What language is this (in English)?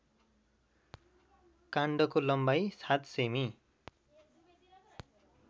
Nepali